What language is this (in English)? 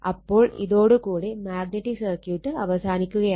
Malayalam